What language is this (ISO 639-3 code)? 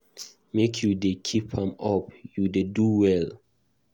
pcm